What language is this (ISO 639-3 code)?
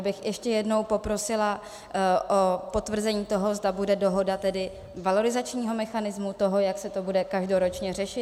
ces